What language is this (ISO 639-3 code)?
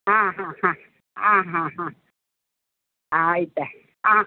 kan